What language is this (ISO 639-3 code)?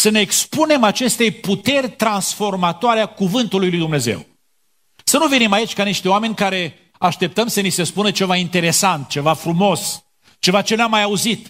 ron